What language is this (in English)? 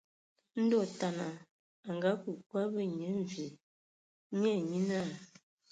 Ewondo